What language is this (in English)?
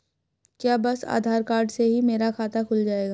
Hindi